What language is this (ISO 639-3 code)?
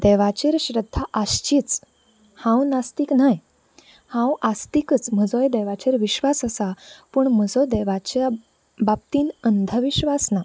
kok